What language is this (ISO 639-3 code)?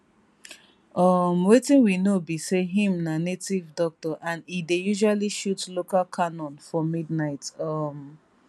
pcm